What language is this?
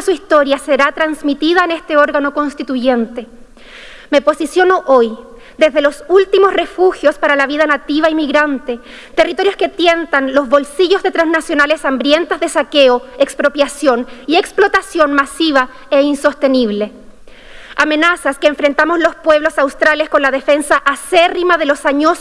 Spanish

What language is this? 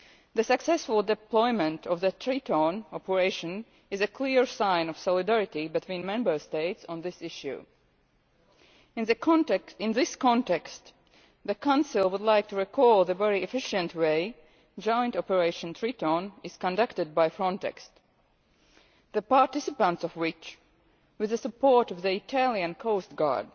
English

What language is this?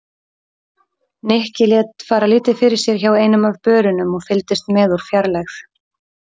Icelandic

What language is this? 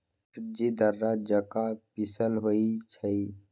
Magahi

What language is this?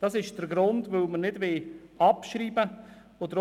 Swiss German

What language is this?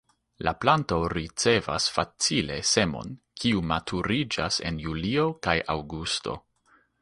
Esperanto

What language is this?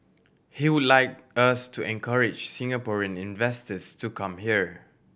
English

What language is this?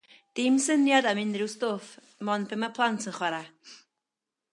Welsh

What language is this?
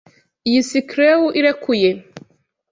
Kinyarwanda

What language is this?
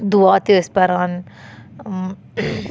Kashmiri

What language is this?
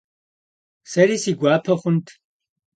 Kabardian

